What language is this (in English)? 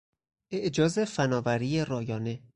Persian